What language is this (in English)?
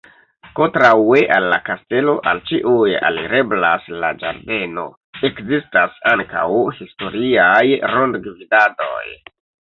Esperanto